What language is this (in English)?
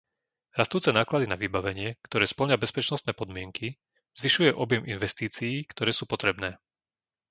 Slovak